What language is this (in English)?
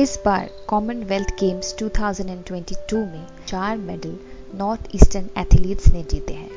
Hindi